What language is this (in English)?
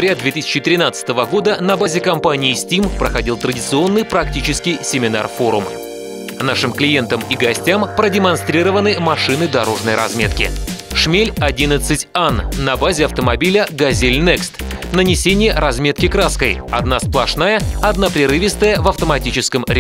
Russian